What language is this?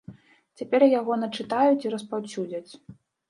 Belarusian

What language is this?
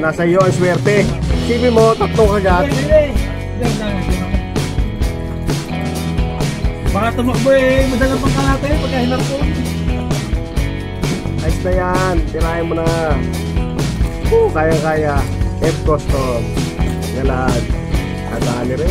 Indonesian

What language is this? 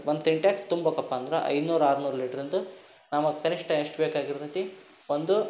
Kannada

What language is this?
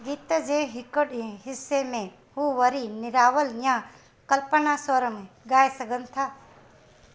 Sindhi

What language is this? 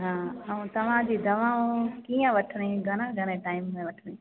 Sindhi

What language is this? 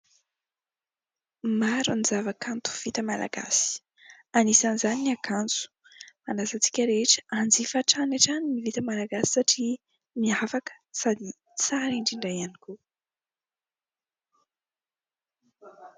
Malagasy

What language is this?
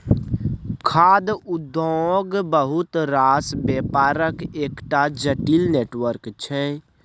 Maithili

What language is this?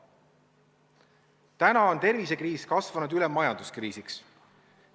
Estonian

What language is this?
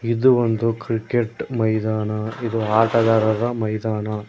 Kannada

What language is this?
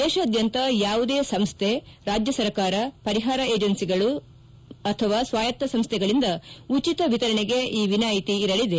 Kannada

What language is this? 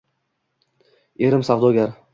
Uzbek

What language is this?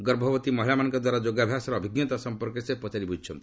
Odia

